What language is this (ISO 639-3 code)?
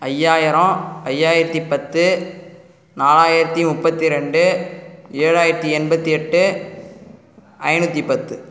tam